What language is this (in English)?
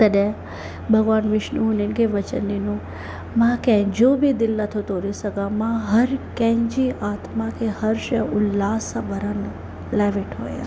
Sindhi